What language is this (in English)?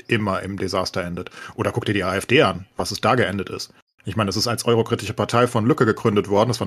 German